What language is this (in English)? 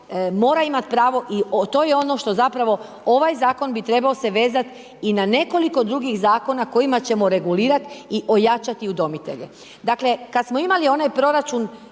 Croatian